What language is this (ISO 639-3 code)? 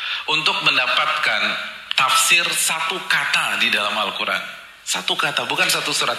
ind